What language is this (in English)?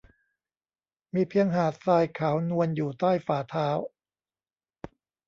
Thai